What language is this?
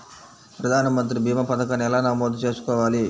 Telugu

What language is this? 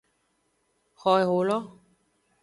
Aja (Benin)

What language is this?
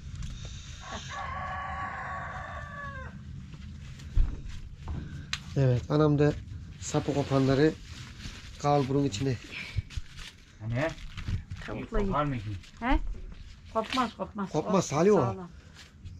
Turkish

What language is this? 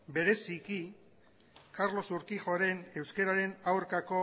Basque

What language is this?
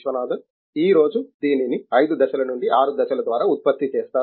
Telugu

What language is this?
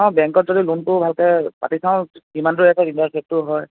Assamese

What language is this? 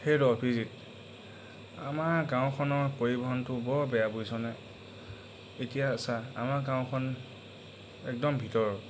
Assamese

